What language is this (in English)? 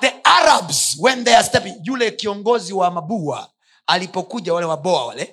Swahili